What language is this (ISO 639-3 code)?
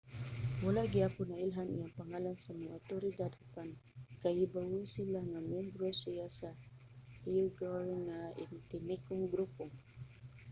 ceb